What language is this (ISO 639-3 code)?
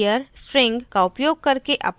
hin